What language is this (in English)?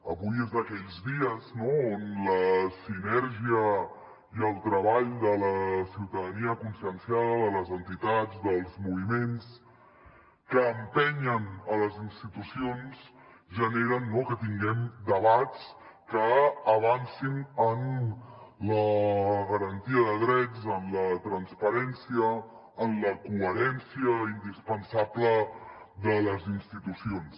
Catalan